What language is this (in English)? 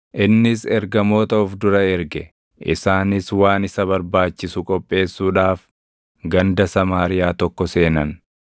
Oromo